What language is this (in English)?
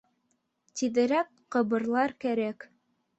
Bashkir